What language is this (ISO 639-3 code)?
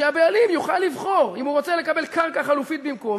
heb